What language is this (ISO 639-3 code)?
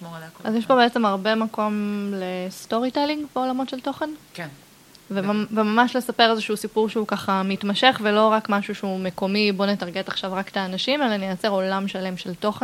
heb